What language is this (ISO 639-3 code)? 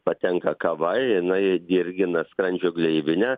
lit